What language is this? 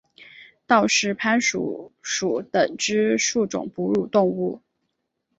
Chinese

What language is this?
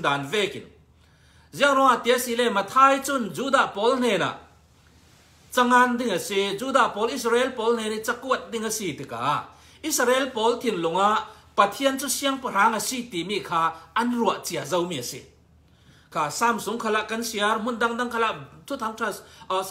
Thai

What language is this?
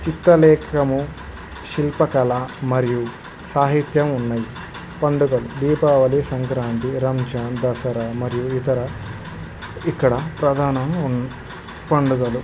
Telugu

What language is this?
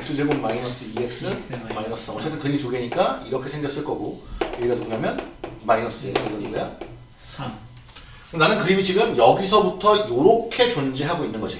Korean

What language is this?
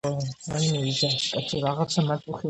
Georgian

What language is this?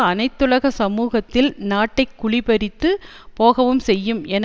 Tamil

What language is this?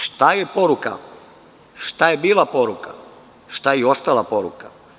Serbian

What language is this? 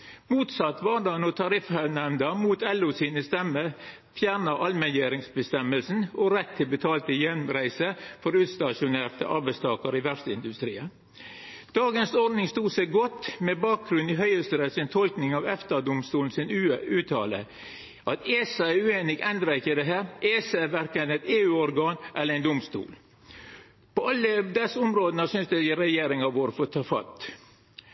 Norwegian Nynorsk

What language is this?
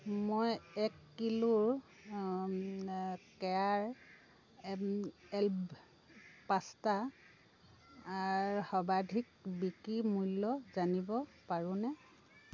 Assamese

